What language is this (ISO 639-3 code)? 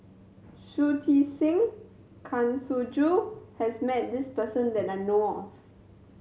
eng